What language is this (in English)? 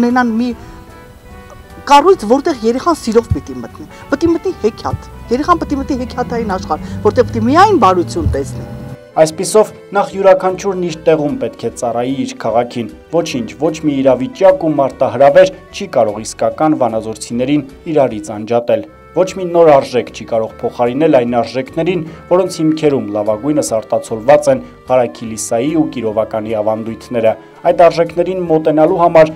Romanian